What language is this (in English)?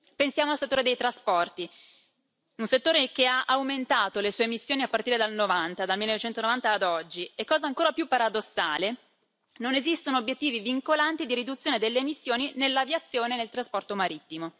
Italian